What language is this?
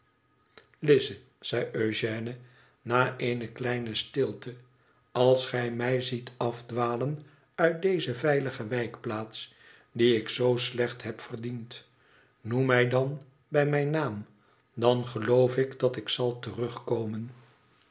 Dutch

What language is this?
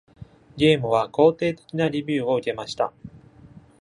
Japanese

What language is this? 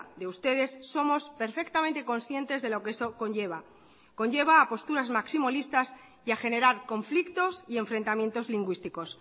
Spanish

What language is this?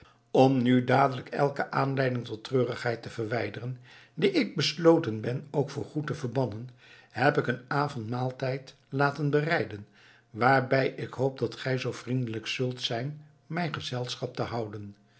Dutch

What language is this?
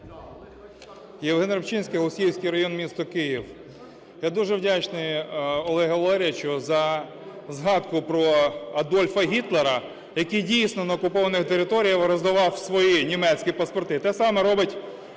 Ukrainian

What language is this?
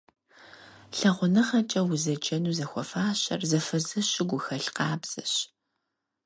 Kabardian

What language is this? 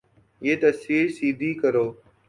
Urdu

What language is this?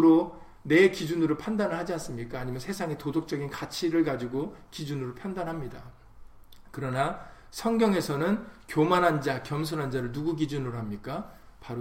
Korean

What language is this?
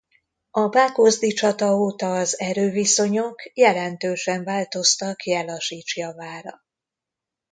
Hungarian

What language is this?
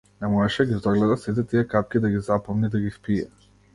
Macedonian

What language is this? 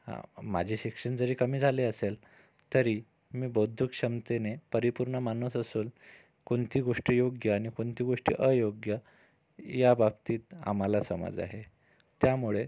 Marathi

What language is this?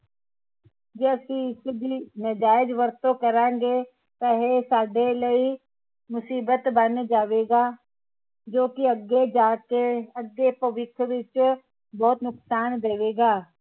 Punjabi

